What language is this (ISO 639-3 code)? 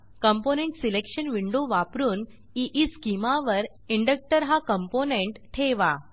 mar